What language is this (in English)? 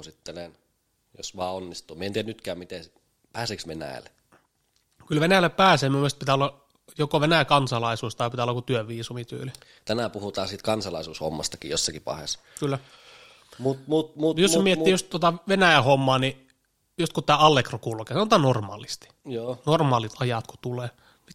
Finnish